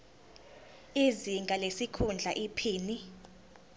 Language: Zulu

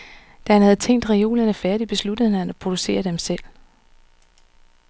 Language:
Danish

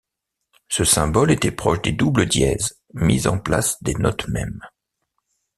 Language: French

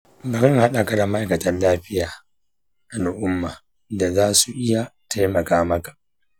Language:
Hausa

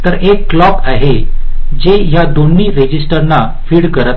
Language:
Marathi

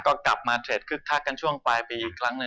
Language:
Thai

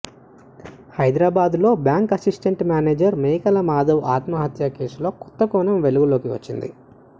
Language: Telugu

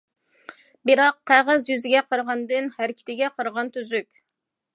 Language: Uyghur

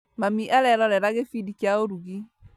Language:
Kikuyu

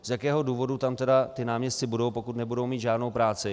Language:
Czech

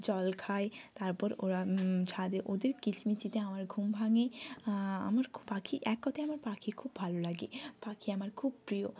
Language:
Bangla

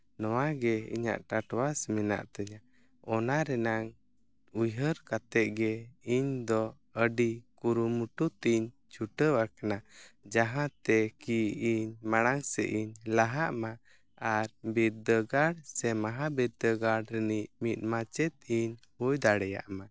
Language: Santali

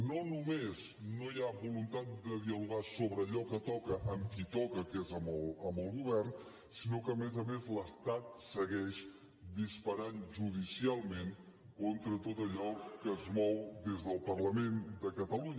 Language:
Catalan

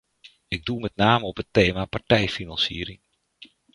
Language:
Dutch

